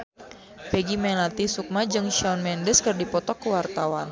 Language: Sundanese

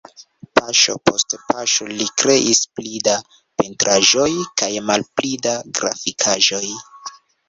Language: Esperanto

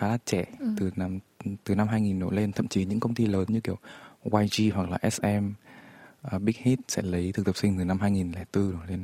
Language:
Vietnamese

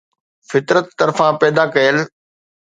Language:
Sindhi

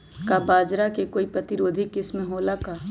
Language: Magahi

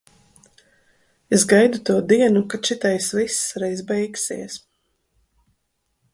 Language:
Latvian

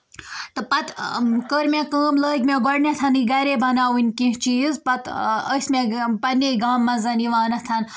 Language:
Kashmiri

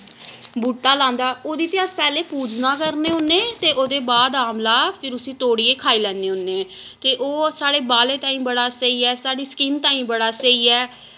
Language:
Dogri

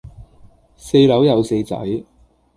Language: Cantonese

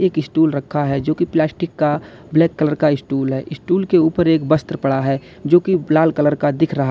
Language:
Hindi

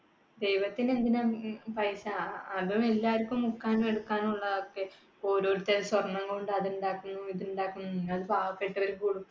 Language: Malayalam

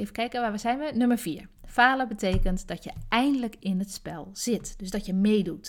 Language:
Dutch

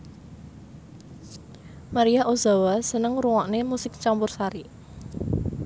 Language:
Javanese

